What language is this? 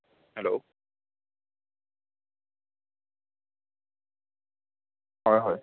Assamese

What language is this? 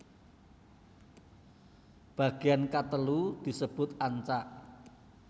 Javanese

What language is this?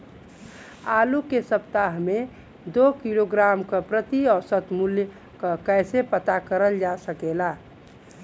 Bhojpuri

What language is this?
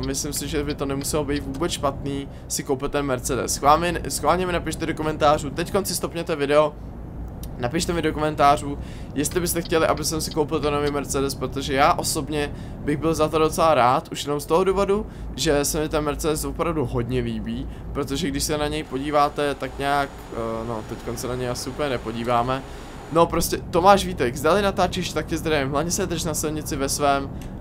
Czech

